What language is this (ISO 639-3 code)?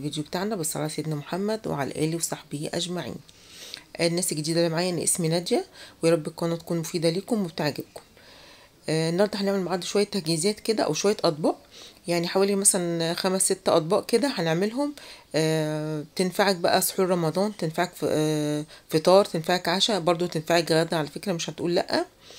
ara